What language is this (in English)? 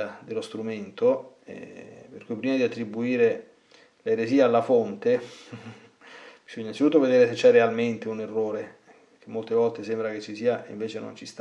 Italian